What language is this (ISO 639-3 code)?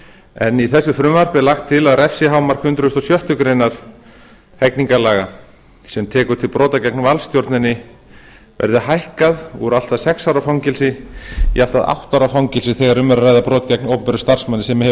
isl